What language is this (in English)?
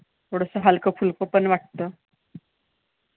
Marathi